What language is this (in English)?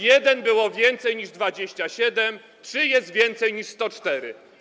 Polish